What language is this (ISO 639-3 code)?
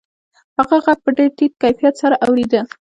pus